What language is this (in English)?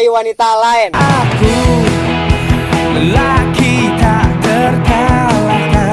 Indonesian